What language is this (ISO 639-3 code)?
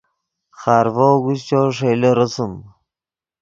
ydg